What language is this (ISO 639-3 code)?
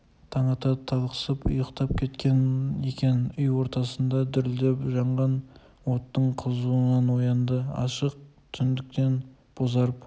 kaz